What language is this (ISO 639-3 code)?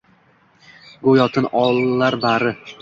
uzb